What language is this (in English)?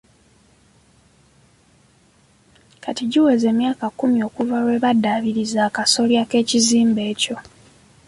Ganda